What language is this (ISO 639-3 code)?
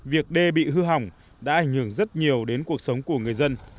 vie